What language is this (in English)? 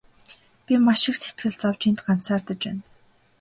Mongolian